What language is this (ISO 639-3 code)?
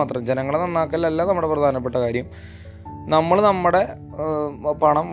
mal